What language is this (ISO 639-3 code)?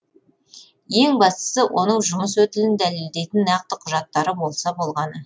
kaz